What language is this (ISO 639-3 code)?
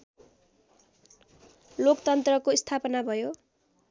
nep